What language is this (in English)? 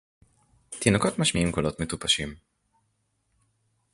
Hebrew